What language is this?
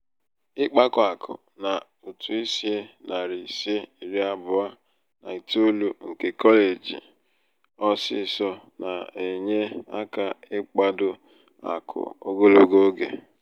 Igbo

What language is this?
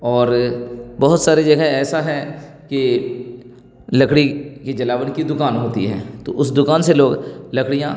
Urdu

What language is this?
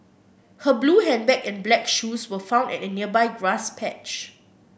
English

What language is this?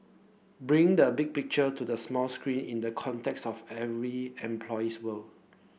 English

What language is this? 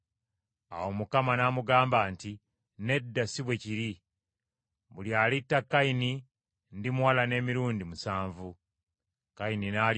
Ganda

